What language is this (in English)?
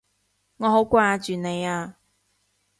Cantonese